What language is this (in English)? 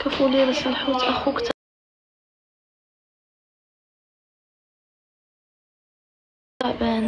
Arabic